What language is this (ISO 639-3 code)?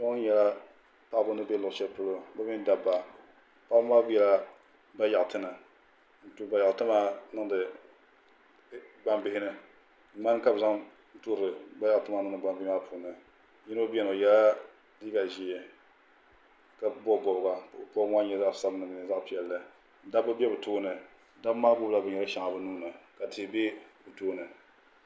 dag